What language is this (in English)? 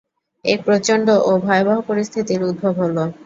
Bangla